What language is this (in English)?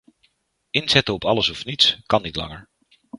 Dutch